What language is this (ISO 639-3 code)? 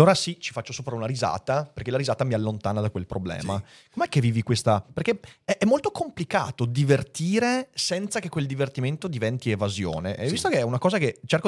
ita